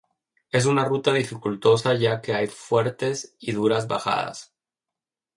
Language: Spanish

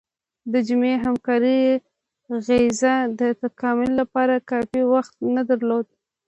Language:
Pashto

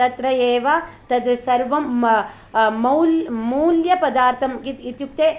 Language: Sanskrit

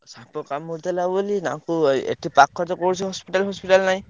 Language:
Odia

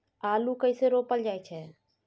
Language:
Maithili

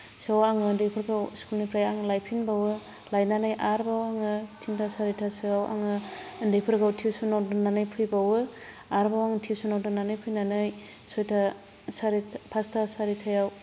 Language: Bodo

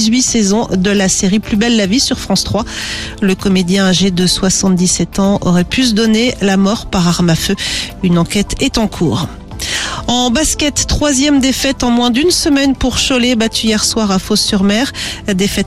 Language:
French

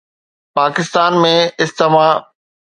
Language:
Sindhi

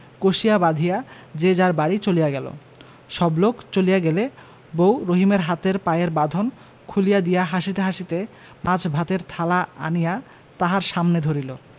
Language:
Bangla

